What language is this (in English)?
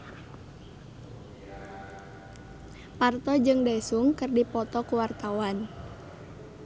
Sundanese